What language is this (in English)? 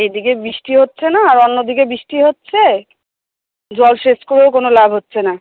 Bangla